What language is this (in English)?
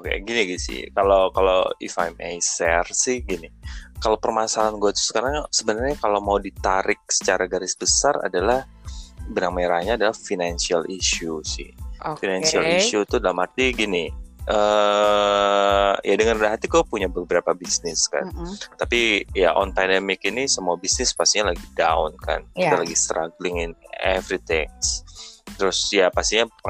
Indonesian